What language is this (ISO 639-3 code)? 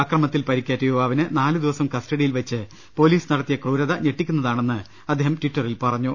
mal